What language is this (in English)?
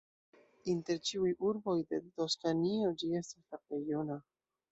Esperanto